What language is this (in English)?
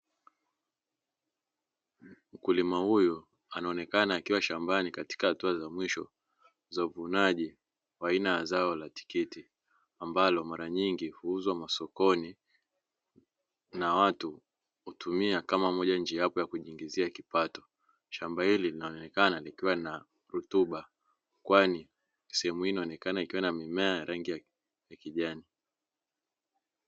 Swahili